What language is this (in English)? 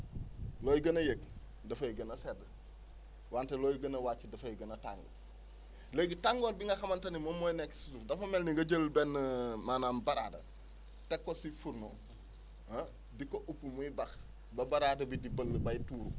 Wolof